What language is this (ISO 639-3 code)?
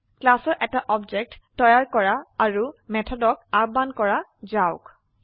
asm